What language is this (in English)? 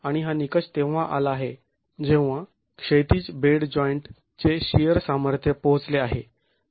Marathi